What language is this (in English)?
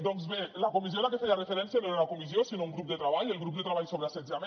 Catalan